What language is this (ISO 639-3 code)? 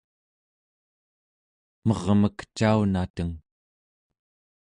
esu